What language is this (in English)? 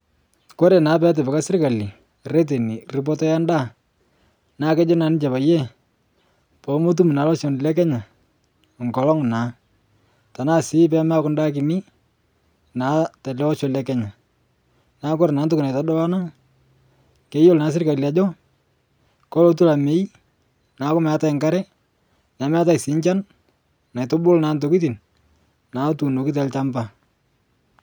Masai